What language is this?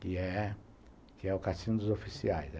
Portuguese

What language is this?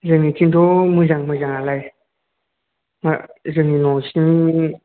Bodo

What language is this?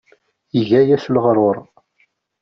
Kabyle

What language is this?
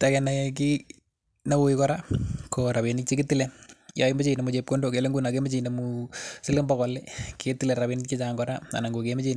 Kalenjin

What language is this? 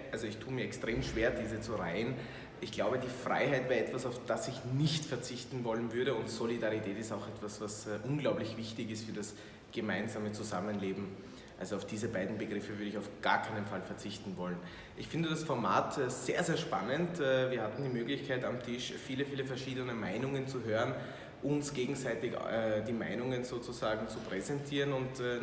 German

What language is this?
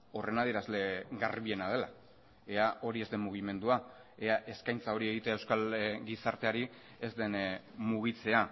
Basque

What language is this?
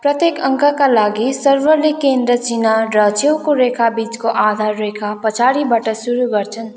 Nepali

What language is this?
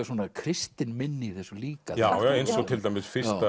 Icelandic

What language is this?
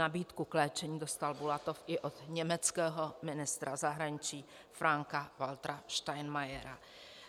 Czech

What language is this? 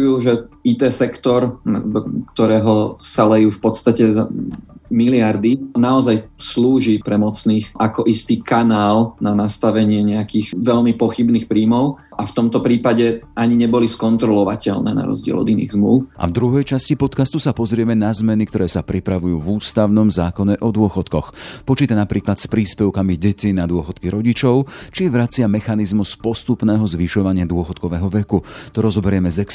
Slovak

